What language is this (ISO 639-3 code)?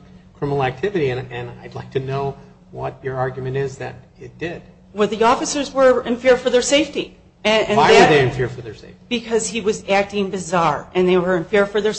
eng